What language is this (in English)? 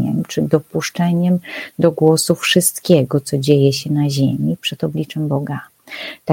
Polish